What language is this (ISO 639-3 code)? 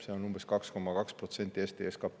est